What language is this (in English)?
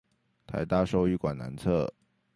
Chinese